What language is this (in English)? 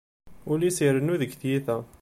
Kabyle